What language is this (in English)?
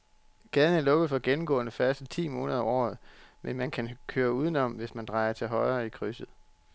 Danish